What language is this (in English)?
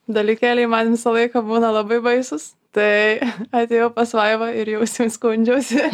Lithuanian